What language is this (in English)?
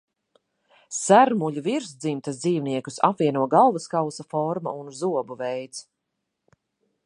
Latvian